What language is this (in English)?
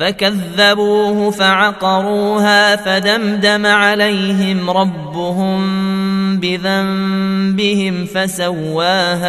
Arabic